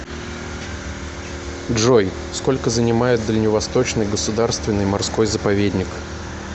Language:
Russian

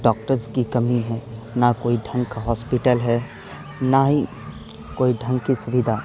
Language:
Urdu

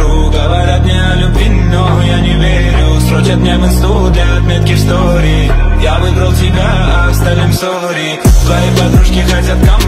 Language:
Russian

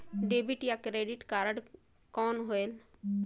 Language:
Chhattisgarhi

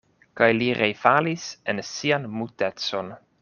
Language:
Esperanto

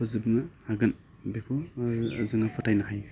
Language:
Bodo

